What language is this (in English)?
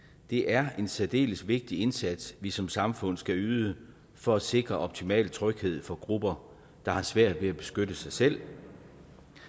Danish